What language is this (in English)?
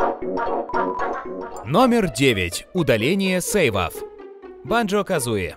Russian